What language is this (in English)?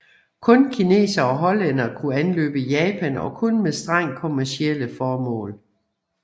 Danish